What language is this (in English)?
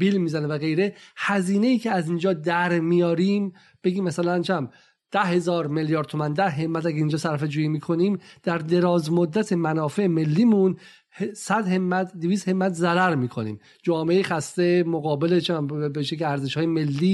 Persian